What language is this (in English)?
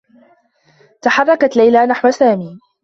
Arabic